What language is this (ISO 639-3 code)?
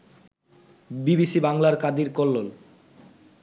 ben